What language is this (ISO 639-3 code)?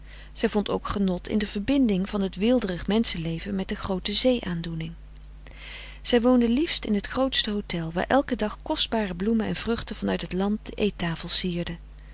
nld